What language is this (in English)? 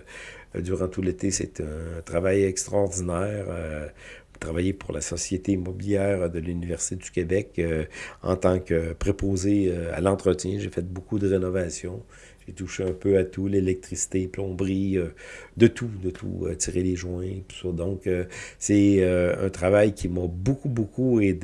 French